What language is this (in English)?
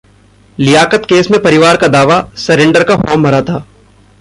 Hindi